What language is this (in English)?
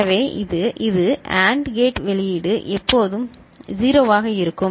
Tamil